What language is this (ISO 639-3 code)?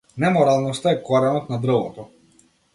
mkd